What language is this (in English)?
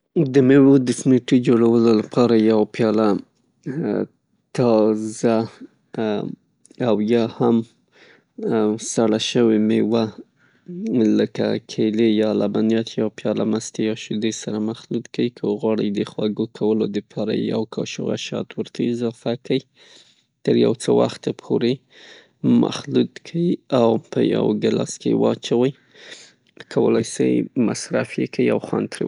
Pashto